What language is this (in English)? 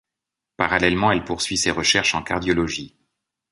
French